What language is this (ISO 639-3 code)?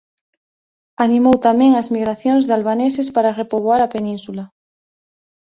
glg